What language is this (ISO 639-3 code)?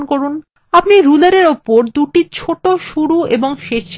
ben